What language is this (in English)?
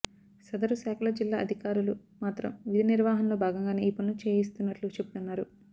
Telugu